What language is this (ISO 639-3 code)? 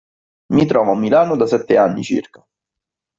ita